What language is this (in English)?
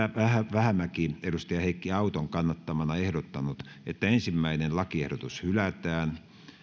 Finnish